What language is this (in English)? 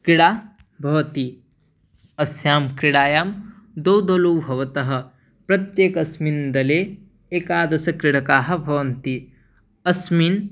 Sanskrit